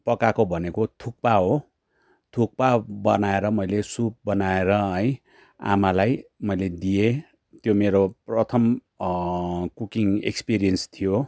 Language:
Nepali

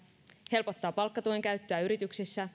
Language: Finnish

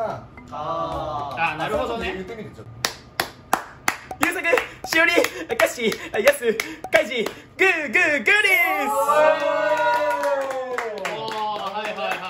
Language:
Japanese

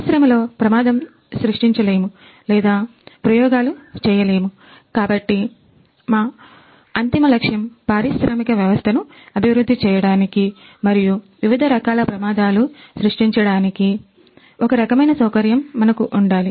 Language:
Telugu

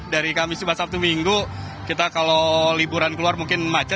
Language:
Indonesian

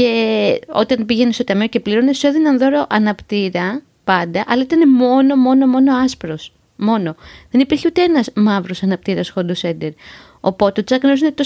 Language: Greek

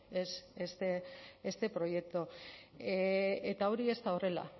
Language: Basque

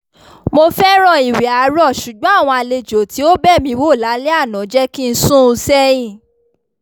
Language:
Yoruba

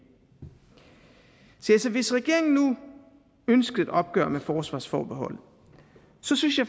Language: Danish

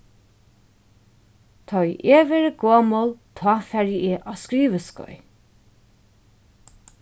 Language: Faroese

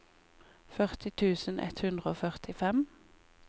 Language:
Norwegian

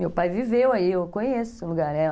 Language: Portuguese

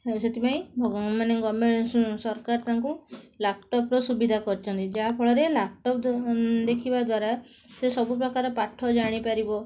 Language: Odia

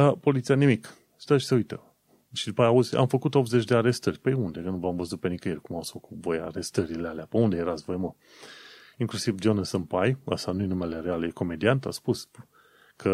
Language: Romanian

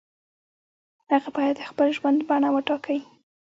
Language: Pashto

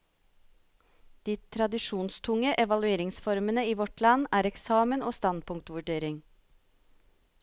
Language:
Norwegian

